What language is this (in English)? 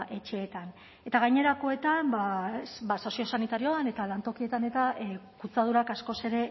Basque